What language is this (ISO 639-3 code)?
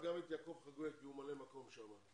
heb